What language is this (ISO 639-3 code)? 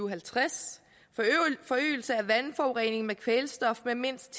dan